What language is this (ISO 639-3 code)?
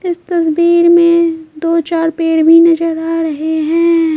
hin